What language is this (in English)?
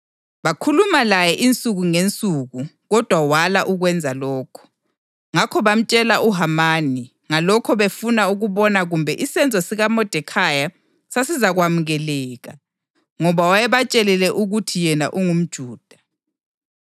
North Ndebele